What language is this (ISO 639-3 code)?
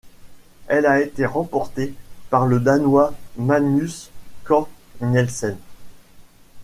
fra